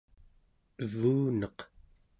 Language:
Central Yupik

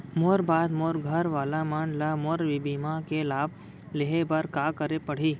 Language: Chhattisgarhi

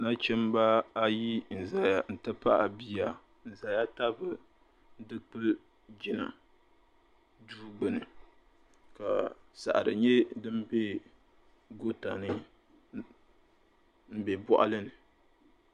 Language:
Dagbani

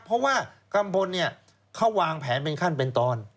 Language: Thai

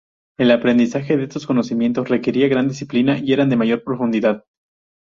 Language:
Spanish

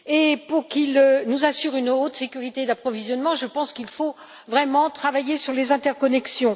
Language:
French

